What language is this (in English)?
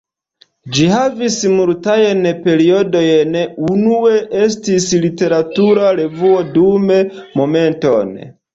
Esperanto